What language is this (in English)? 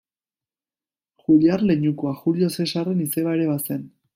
Basque